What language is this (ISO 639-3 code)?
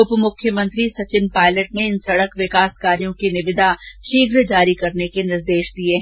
hin